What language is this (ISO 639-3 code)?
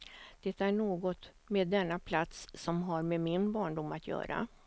swe